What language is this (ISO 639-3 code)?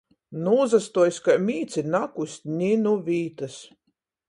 ltg